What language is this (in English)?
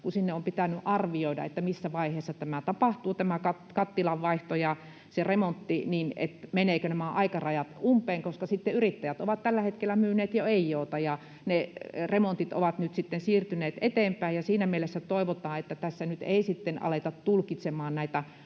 Finnish